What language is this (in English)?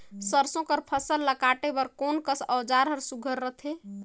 Chhattisgarhi